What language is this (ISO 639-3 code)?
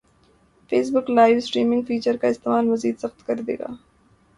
urd